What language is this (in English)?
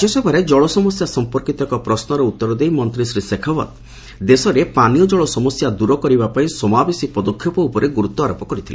Odia